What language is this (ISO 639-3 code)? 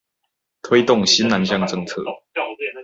zho